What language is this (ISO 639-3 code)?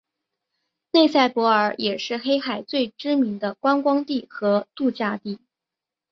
zho